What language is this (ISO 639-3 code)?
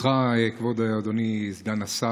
heb